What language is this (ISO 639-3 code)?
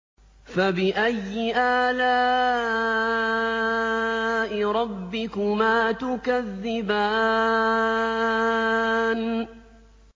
ara